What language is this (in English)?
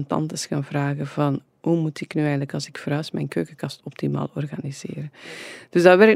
Dutch